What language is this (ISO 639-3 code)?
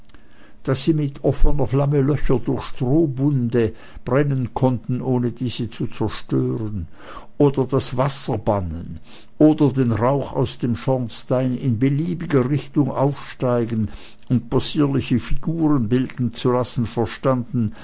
deu